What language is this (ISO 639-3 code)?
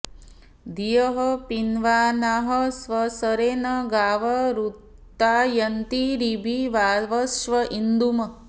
san